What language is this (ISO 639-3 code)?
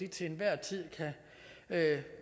dan